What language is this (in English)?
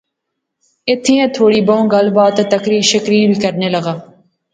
Pahari-Potwari